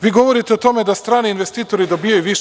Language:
Serbian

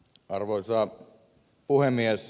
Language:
Finnish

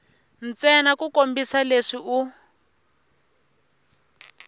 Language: Tsonga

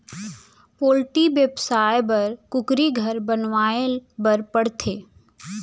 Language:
Chhattisgarhi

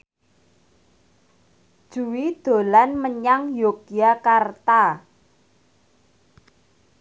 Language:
Javanese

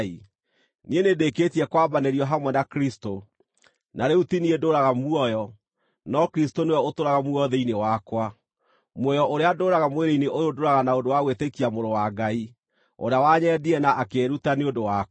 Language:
Kikuyu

